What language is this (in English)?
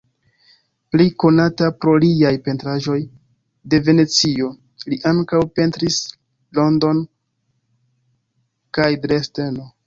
Esperanto